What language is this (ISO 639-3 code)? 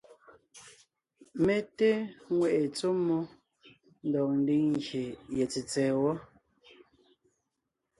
nnh